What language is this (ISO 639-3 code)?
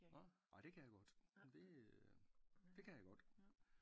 dan